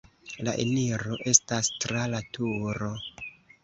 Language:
Esperanto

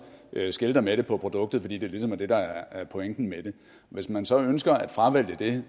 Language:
Danish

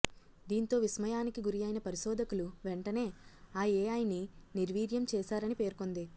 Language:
Telugu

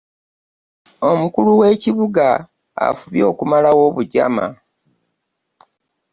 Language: Ganda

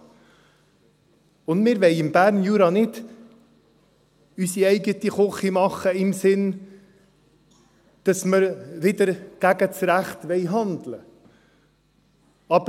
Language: Swiss German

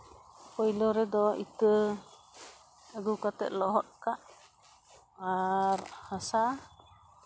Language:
Santali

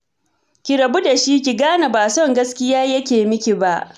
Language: Hausa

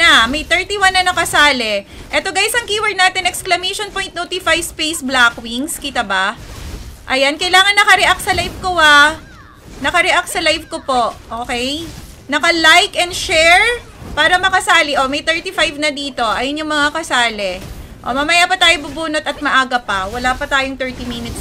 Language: Filipino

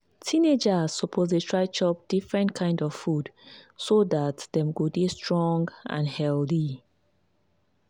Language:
Nigerian Pidgin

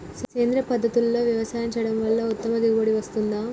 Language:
Telugu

